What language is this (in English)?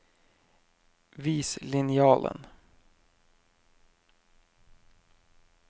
Norwegian